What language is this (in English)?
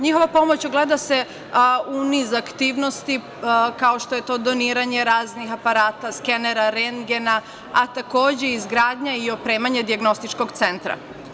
Serbian